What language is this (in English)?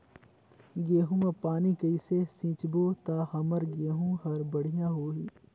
Chhattisgarhi